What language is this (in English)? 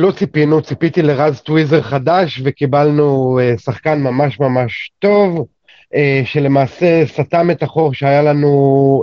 Hebrew